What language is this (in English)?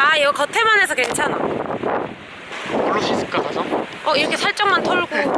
Korean